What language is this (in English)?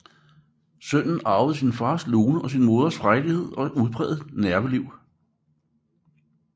Danish